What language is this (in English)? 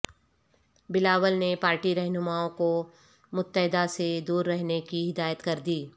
Urdu